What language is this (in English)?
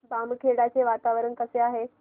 Marathi